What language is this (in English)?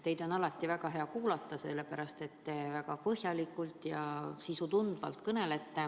Estonian